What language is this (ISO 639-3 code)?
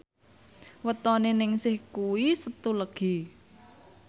jav